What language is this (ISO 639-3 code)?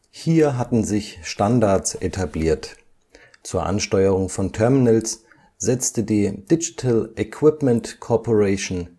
deu